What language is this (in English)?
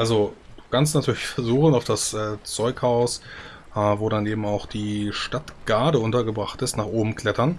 German